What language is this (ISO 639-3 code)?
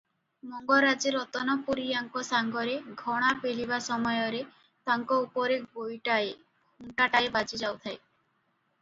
ori